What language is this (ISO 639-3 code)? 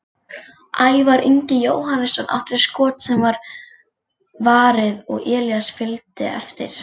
isl